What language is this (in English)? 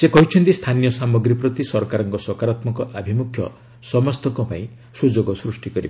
Odia